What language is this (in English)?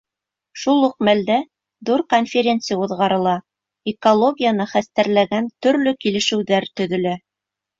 Bashkir